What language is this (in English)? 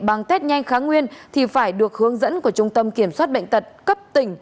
Vietnamese